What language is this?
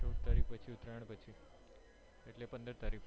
Gujarati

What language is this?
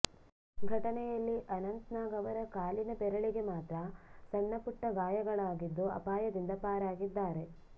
Kannada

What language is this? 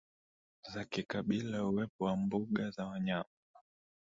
Swahili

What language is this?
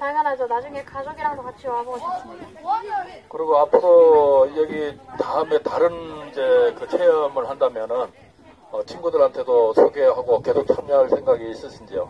Korean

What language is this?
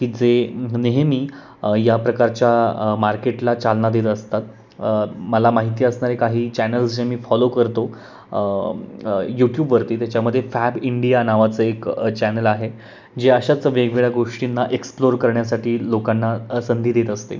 Marathi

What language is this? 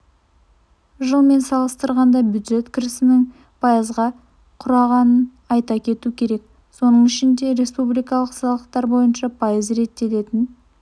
Kazakh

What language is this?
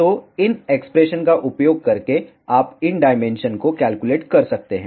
Hindi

